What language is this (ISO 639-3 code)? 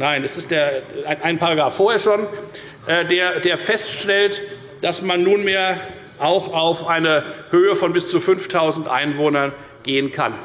deu